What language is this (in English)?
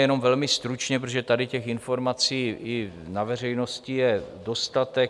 Czech